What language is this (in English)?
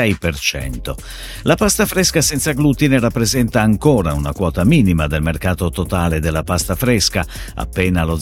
Italian